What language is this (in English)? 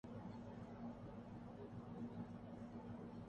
Urdu